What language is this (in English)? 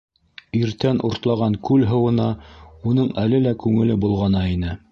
Bashkir